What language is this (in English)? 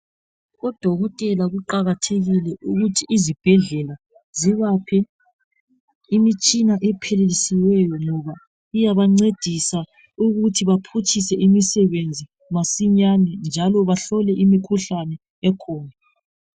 North Ndebele